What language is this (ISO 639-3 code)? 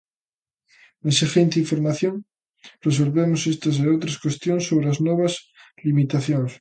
glg